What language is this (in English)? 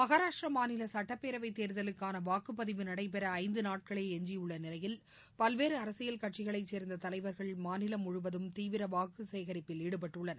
Tamil